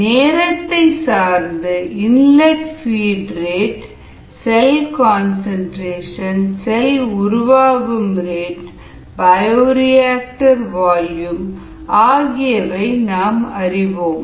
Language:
Tamil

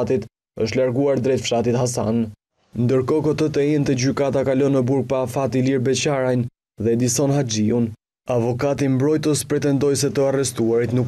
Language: Romanian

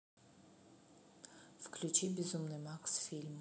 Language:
Russian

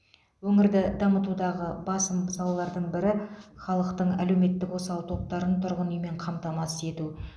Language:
Kazakh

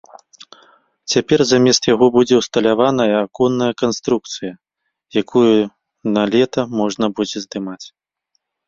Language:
Belarusian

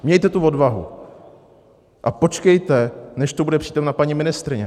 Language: Czech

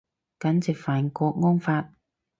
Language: Cantonese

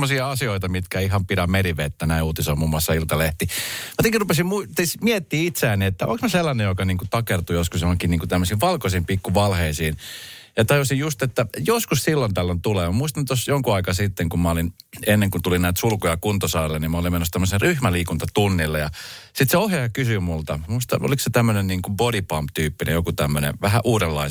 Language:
Finnish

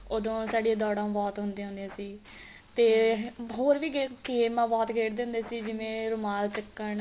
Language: Punjabi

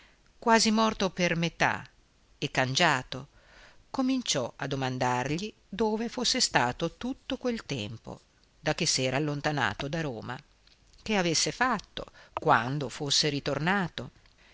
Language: Italian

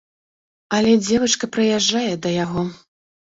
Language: Belarusian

